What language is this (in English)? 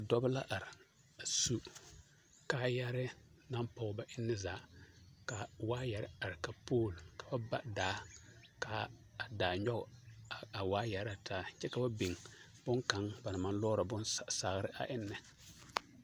Southern Dagaare